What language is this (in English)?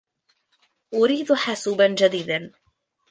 Arabic